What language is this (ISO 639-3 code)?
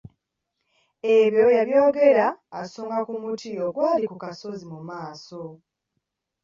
lug